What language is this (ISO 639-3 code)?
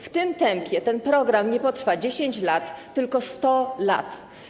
pol